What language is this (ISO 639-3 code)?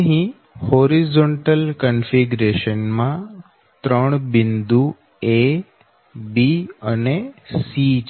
guj